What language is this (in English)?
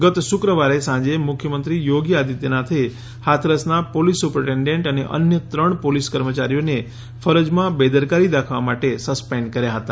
Gujarati